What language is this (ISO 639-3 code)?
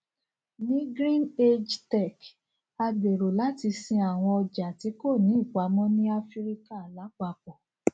yor